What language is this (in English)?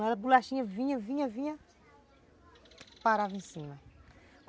Portuguese